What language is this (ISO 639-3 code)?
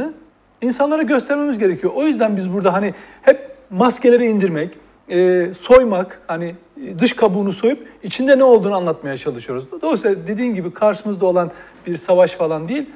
tur